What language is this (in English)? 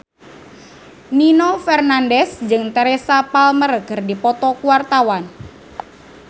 Sundanese